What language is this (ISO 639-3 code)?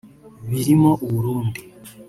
kin